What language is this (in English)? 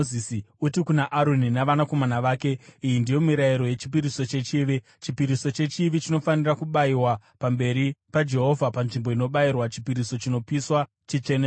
Shona